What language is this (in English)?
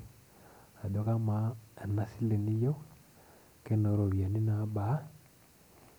Masai